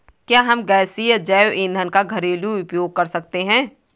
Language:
Hindi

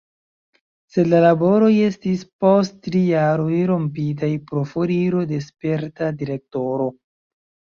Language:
Esperanto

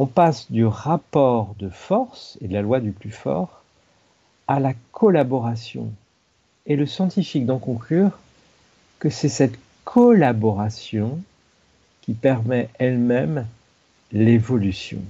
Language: French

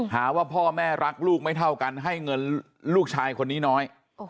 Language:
Thai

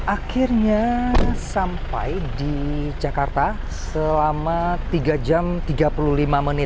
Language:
Indonesian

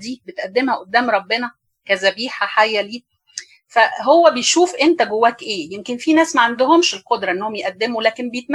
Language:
Arabic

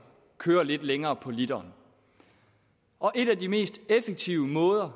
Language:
Danish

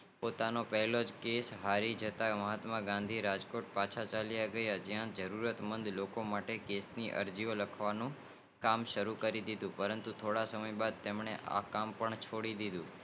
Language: Gujarati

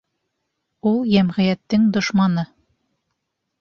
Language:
Bashkir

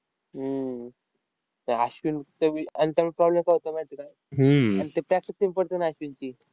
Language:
Marathi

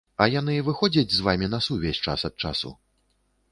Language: Belarusian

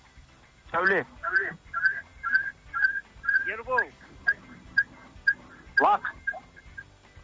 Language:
Kazakh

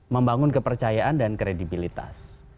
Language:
Indonesian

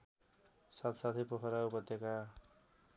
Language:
Nepali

